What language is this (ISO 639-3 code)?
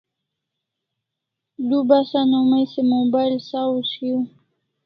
kls